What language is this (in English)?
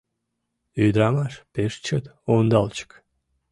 Mari